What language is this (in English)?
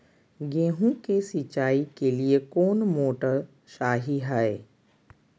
Magahi